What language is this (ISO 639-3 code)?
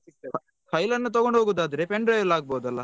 kan